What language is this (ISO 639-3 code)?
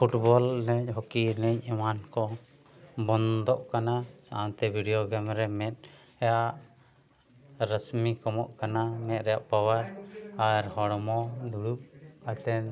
sat